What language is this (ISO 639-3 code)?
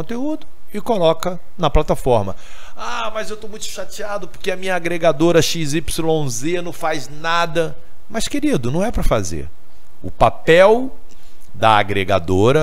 por